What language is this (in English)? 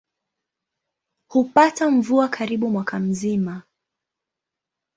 Swahili